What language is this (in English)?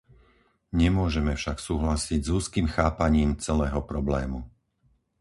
Slovak